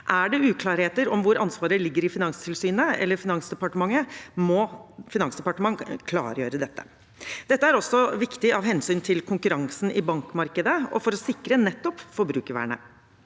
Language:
Norwegian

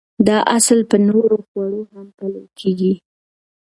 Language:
Pashto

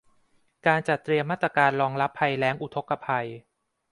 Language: Thai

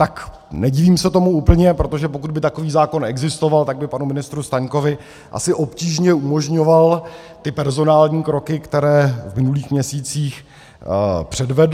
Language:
Czech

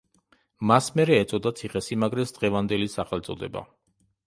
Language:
Georgian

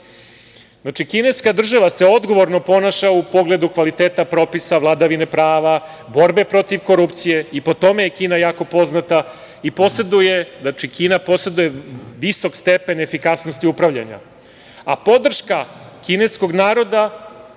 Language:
Serbian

